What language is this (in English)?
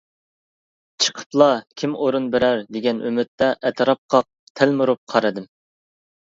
Uyghur